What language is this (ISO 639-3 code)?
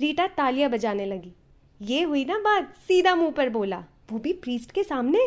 hin